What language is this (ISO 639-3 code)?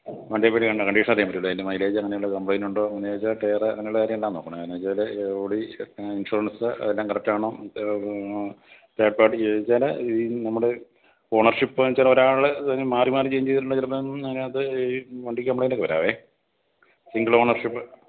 mal